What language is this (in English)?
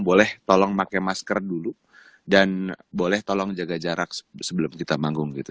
Indonesian